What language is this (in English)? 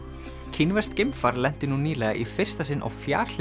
Icelandic